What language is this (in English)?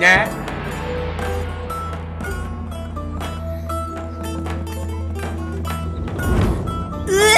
Turkish